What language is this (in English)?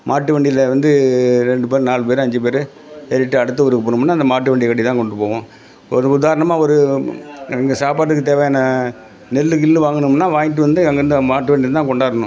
Tamil